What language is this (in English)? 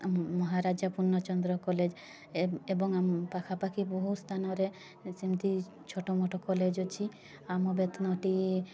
Odia